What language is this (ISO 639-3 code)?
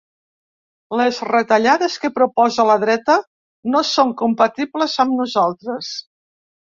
cat